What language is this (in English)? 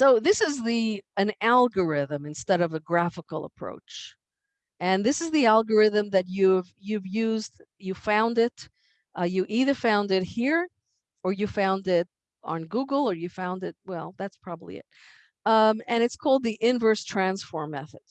English